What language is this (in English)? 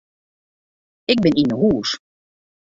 Western Frisian